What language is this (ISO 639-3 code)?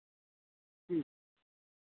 doi